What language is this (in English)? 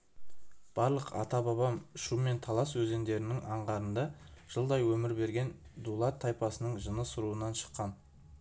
Kazakh